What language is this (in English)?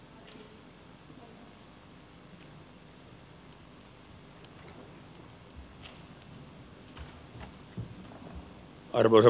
Finnish